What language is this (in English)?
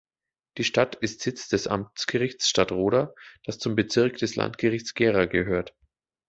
German